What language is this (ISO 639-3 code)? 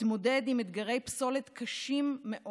heb